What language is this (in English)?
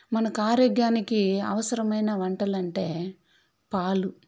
Telugu